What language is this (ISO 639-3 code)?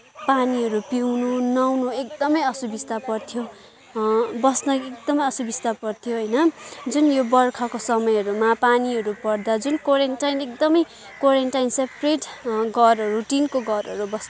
nep